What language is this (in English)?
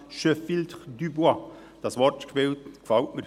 Swiss German